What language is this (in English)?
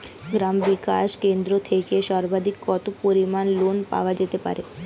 Bangla